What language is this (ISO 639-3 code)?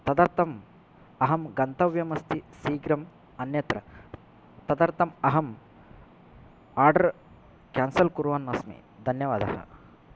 san